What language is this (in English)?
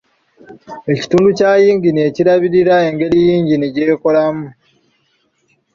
Ganda